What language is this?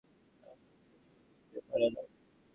Bangla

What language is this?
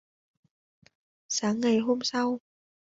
Vietnamese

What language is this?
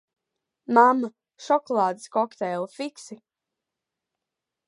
Latvian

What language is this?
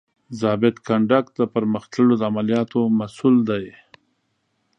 Pashto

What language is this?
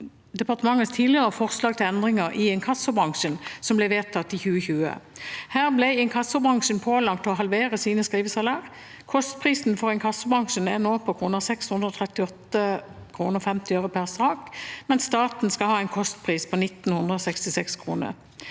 Norwegian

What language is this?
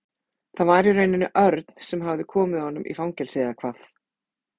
Icelandic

